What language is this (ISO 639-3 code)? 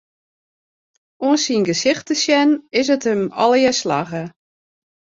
fry